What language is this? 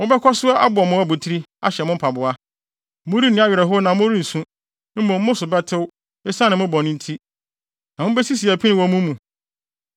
Akan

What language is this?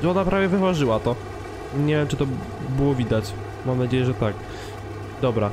Polish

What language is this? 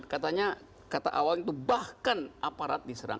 Indonesian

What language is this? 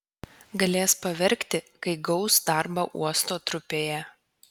Lithuanian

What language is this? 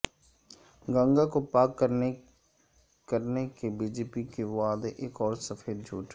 Urdu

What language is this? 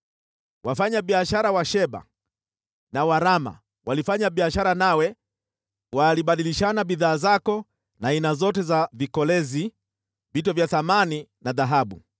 Swahili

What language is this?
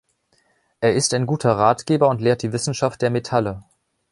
German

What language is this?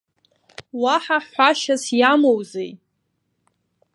Abkhazian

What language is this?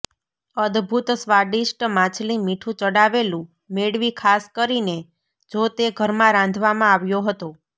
Gujarati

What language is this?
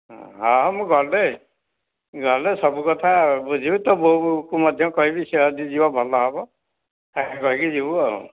Odia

